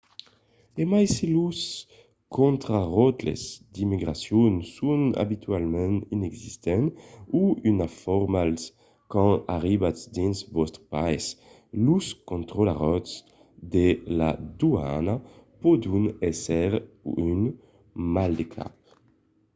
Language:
Occitan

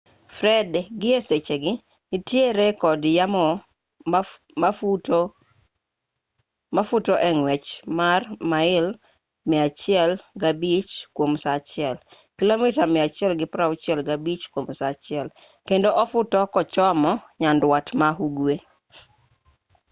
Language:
Luo (Kenya and Tanzania)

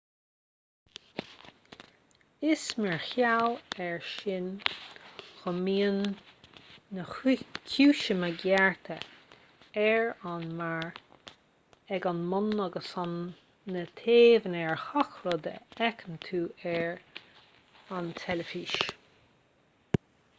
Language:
Irish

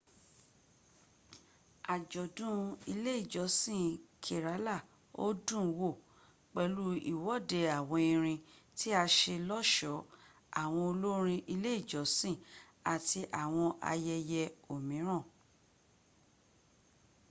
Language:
Yoruba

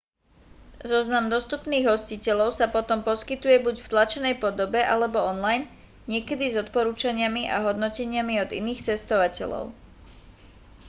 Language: Slovak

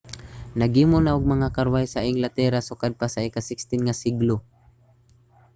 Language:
Cebuano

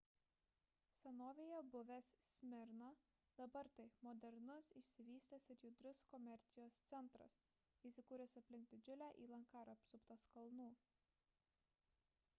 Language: Lithuanian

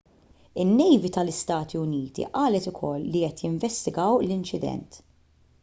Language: Maltese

